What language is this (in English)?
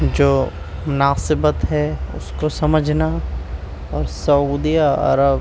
Urdu